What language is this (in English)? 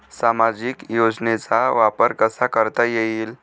Marathi